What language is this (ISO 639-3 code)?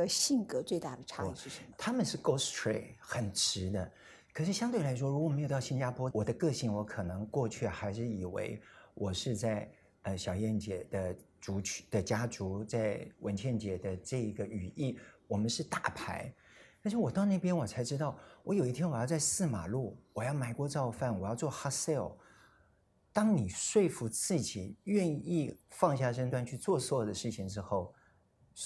zho